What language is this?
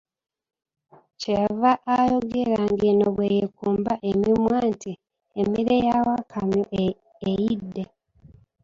Ganda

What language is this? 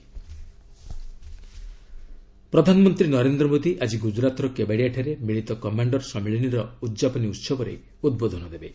Odia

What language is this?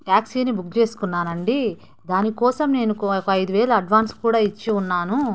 Telugu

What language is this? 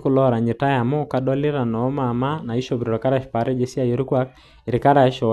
Masai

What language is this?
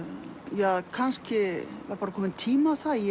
Icelandic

